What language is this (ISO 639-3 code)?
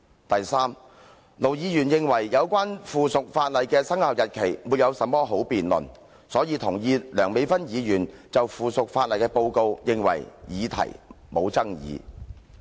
yue